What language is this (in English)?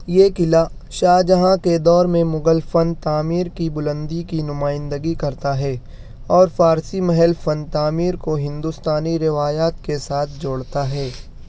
Urdu